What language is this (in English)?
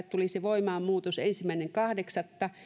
Finnish